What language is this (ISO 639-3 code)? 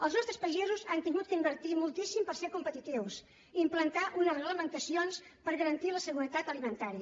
cat